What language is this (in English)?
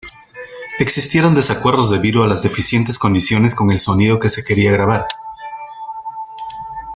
Spanish